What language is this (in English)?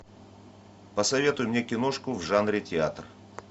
Russian